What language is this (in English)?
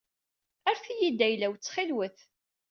Kabyle